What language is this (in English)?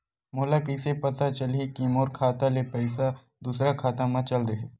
Chhattisgarhi